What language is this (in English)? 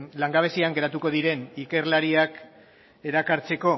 Basque